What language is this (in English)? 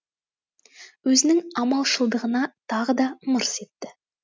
Kazakh